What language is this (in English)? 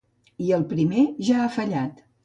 Catalan